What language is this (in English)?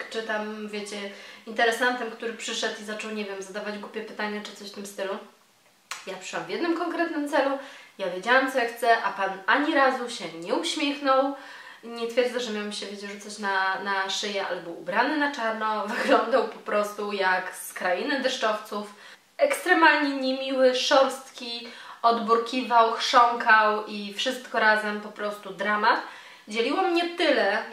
Polish